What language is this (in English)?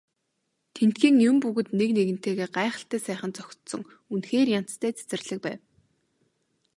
Mongolian